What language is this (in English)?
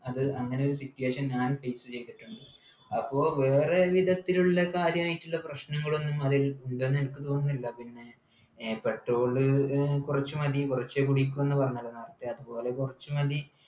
Malayalam